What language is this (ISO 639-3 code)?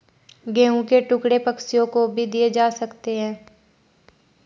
hin